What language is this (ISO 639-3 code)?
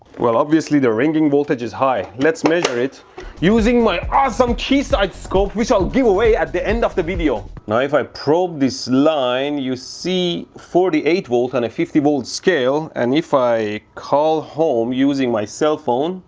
eng